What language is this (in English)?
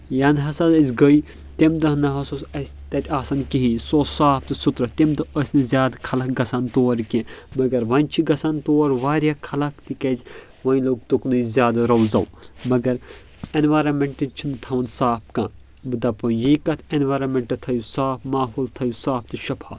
Kashmiri